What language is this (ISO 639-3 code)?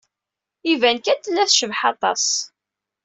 kab